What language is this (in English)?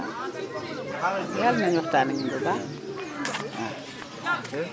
Wolof